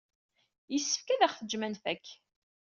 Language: Kabyle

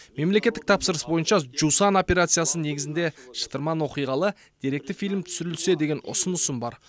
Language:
Kazakh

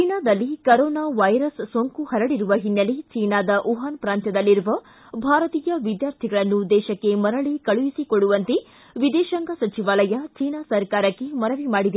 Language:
Kannada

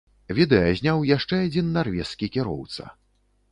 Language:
Belarusian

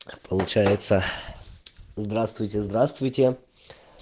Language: Russian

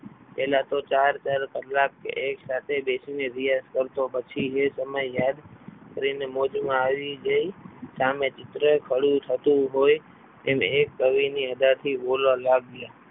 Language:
Gujarati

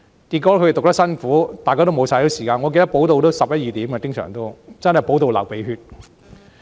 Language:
Cantonese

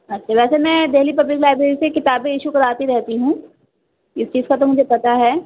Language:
Urdu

